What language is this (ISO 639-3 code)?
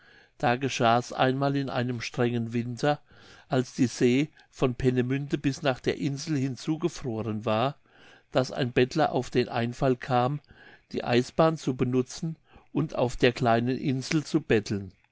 deu